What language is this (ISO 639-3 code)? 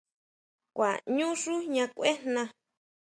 mau